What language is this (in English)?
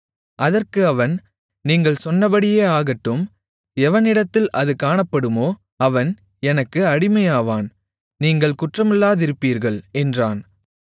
Tamil